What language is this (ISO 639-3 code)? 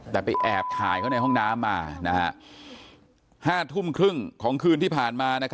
tha